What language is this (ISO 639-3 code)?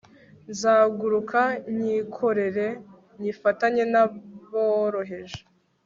kin